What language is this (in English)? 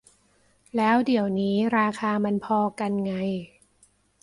Thai